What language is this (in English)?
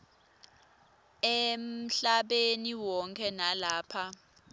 Swati